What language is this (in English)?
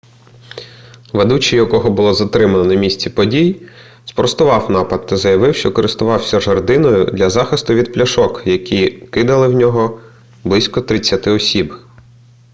Ukrainian